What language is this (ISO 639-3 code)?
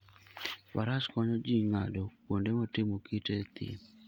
luo